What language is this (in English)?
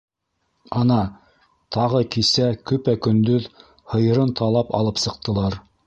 Bashkir